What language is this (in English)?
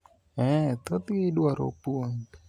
Luo (Kenya and Tanzania)